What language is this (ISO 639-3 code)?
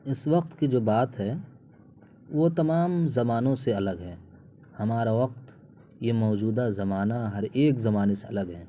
urd